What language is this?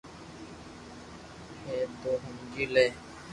Loarki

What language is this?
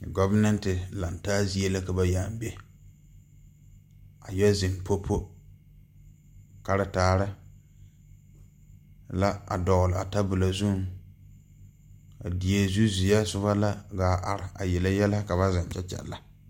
Southern Dagaare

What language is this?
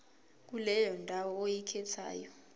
Zulu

